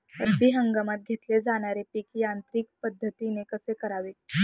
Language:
Marathi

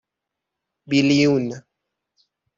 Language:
Persian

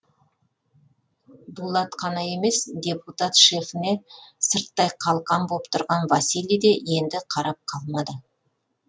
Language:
Kazakh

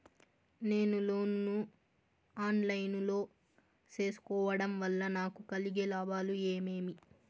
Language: Telugu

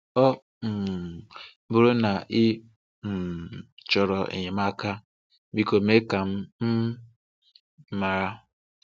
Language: Igbo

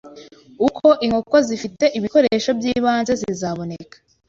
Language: Kinyarwanda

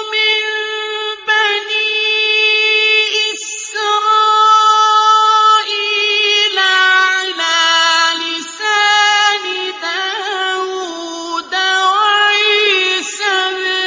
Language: Arabic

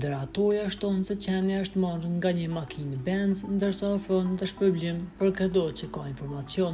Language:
Romanian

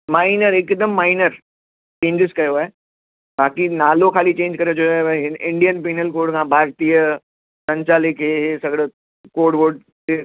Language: Sindhi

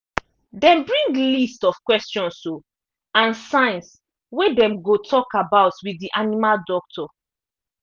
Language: Nigerian Pidgin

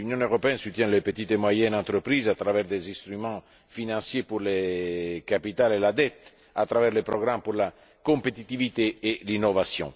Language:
French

